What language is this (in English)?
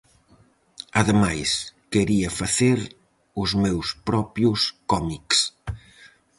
Galician